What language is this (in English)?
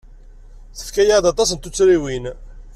Kabyle